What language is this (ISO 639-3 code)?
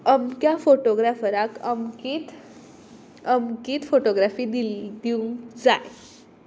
kok